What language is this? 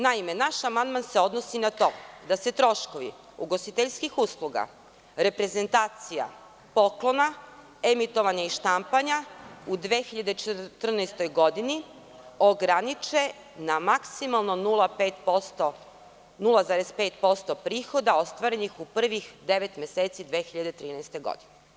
Serbian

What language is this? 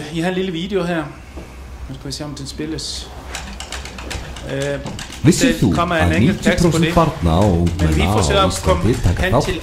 Danish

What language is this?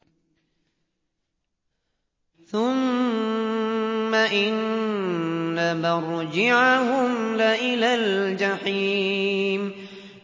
Arabic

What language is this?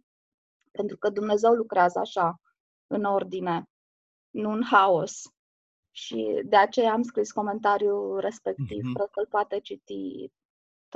Romanian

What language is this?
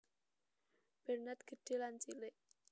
Javanese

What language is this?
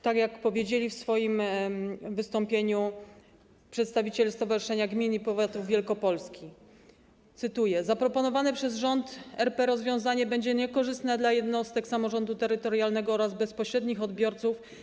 Polish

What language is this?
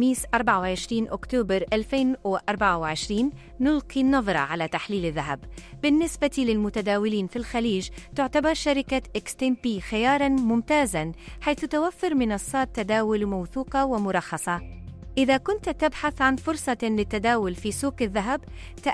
Arabic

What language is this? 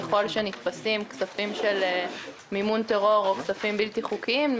Hebrew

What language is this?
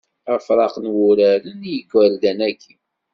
Kabyle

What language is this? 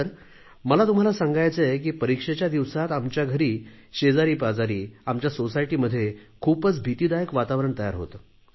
Marathi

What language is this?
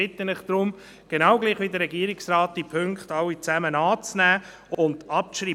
Swiss German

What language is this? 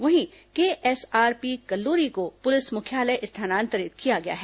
Hindi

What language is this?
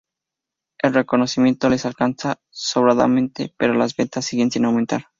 Spanish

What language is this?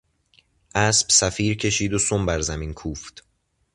Persian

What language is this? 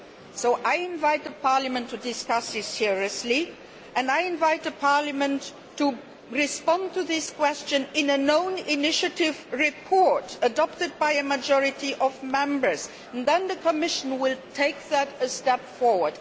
English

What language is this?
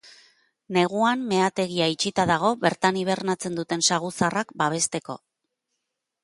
Basque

